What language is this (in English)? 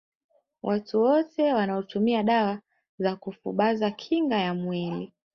Swahili